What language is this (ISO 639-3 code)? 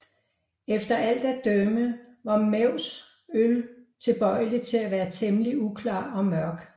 dan